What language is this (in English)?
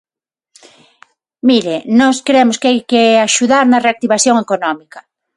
Galician